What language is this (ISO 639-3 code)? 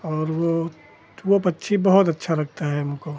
hin